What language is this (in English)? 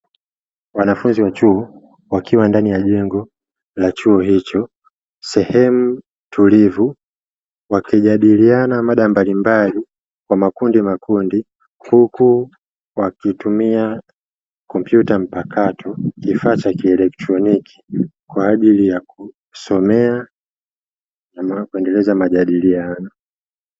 Swahili